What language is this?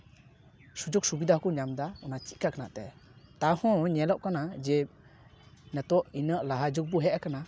Santali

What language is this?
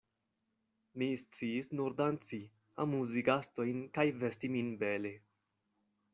Esperanto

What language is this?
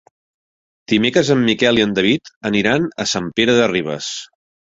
Catalan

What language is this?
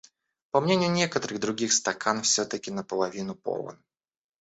Russian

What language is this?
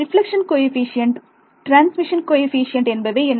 Tamil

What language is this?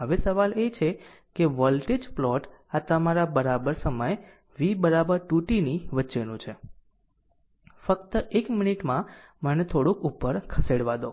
Gujarati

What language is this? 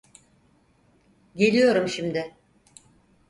Turkish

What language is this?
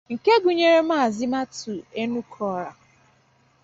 Igbo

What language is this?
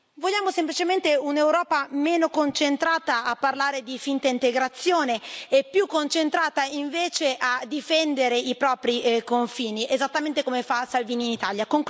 Italian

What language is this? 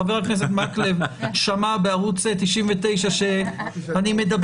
Hebrew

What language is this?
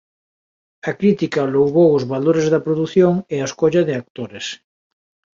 Galician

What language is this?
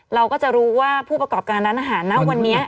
Thai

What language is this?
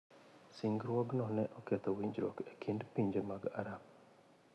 Luo (Kenya and Tanzania)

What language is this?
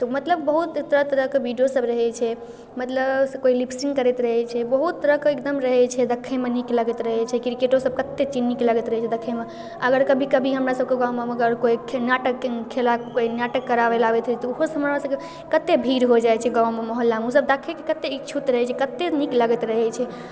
Maithili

